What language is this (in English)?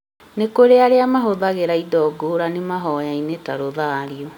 Kikuyu